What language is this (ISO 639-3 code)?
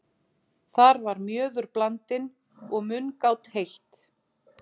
isl